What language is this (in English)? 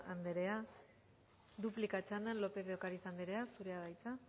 Basque